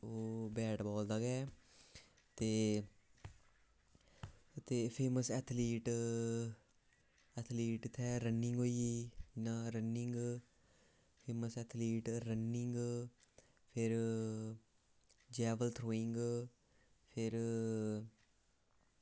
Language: Dogri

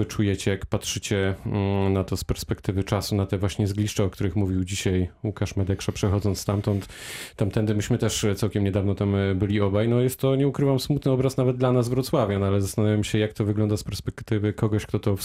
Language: Polish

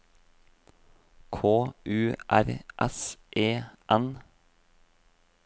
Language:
Norwegian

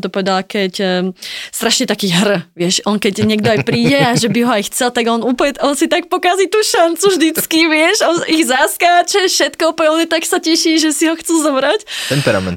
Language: Slovak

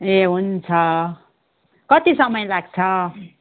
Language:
Nepali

